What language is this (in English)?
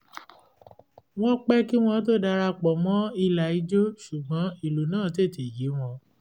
Yoruba